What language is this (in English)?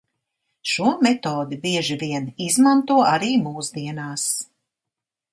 Latvian